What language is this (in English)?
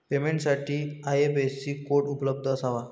Marathi